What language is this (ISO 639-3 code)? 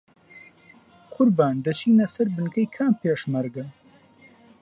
ckb